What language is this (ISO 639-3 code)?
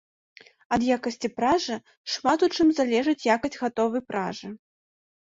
bel